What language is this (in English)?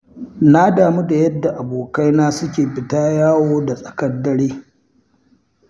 Hausa